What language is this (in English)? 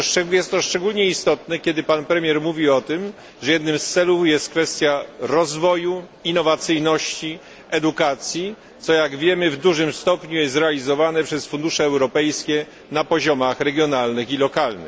Polish